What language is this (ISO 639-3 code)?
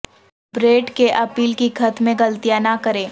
urd